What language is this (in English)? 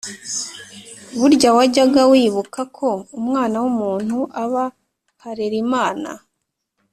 Kinyarwanda